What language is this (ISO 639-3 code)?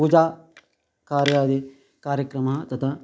san